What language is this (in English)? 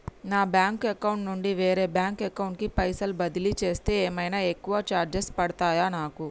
Telugu